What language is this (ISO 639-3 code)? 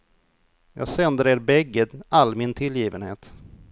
swe